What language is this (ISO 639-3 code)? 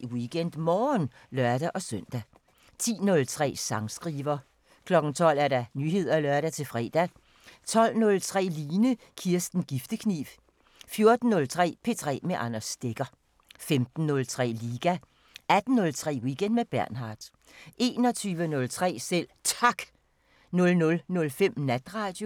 dan